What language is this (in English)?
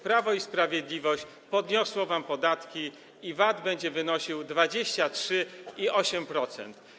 Polish